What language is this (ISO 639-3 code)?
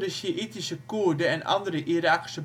nld